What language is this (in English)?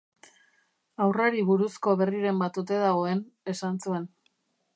Basque